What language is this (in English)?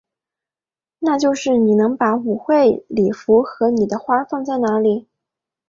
Chinese